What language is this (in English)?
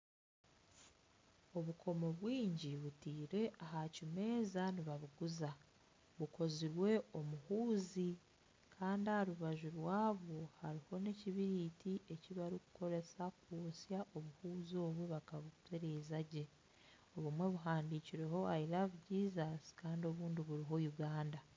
Nyankole